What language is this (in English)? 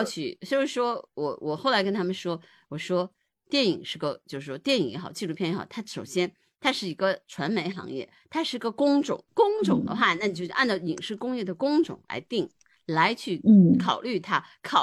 Chinese